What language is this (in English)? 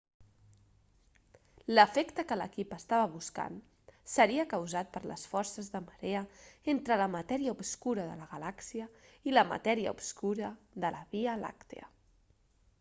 Catalan